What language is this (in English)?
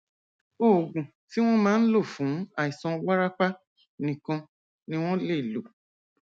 Yoruba